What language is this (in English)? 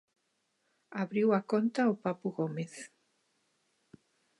Galician